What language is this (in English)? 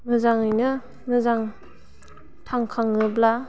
Bodo